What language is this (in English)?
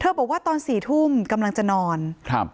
Thai